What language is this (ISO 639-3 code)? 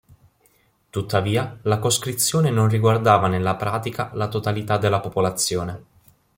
ita